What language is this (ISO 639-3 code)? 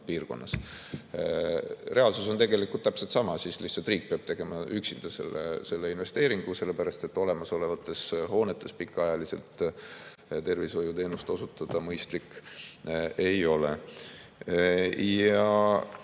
est